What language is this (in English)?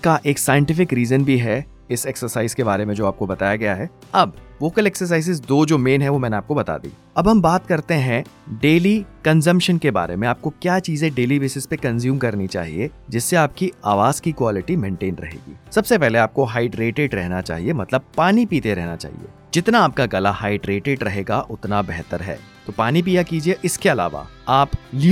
Hindi